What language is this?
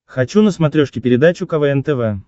Russian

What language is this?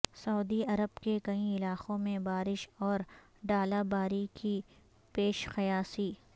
Urdu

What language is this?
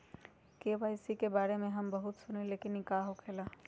Magahi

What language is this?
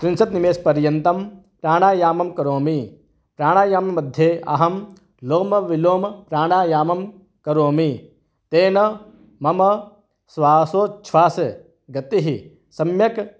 Sanskrit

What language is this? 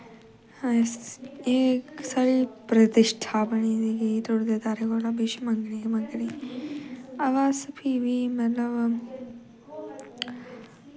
Dogri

